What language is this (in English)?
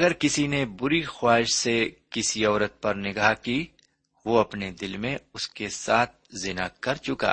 Urdu